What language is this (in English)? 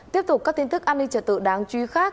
Vietnamese